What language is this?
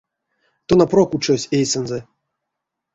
Erzya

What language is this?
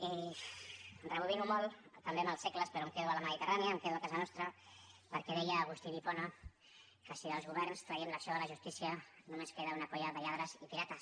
Catalan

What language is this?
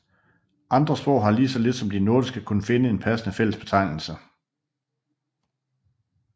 Danish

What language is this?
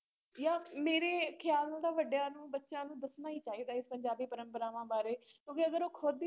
Punjabi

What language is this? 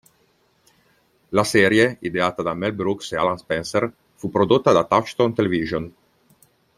Italian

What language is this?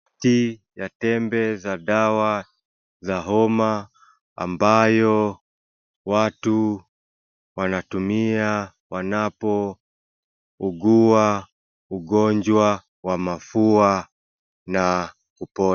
Swahili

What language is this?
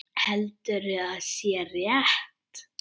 Icelandic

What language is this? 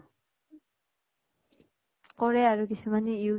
Assamese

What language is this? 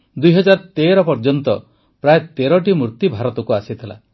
Odia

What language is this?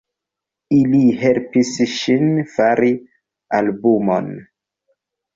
Esperanto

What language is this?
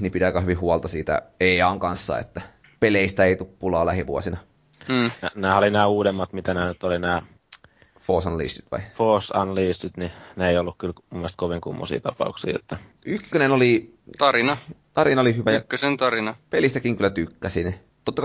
Finnish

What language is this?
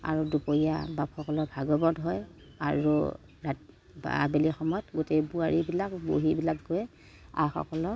Assamese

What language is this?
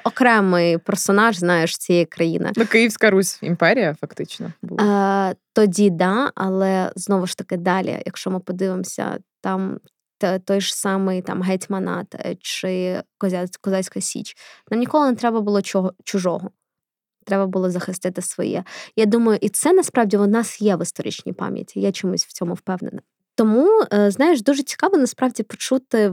Ukrainian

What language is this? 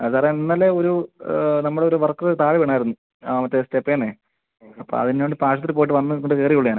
Malayalam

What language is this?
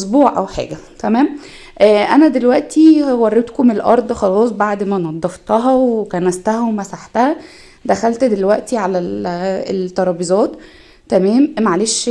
Arabic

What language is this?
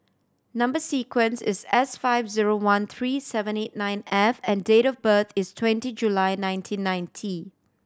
English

